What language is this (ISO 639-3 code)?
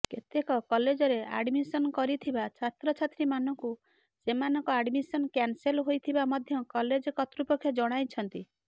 ori